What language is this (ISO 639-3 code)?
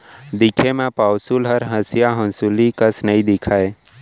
hne